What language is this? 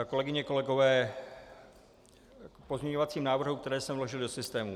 Czech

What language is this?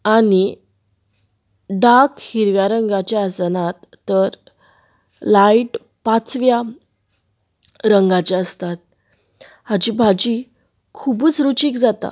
Konkani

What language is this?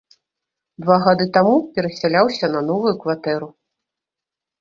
Belarusian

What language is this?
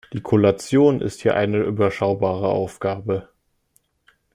German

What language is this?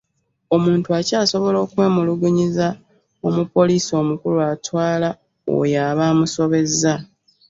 Ganda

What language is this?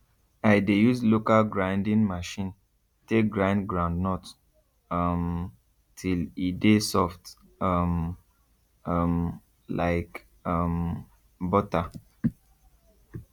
Nigerian Pidgin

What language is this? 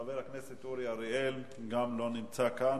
Hebrew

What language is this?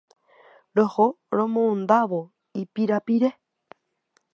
Guarani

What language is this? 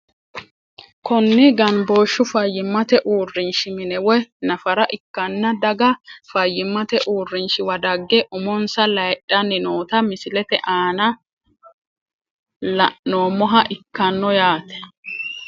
Sidamo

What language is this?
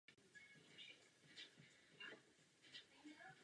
Czech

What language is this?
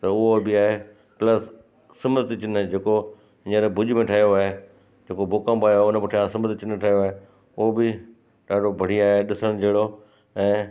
Sindhi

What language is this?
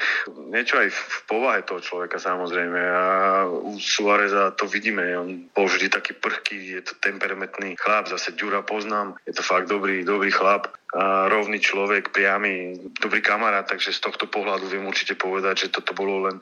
Slovak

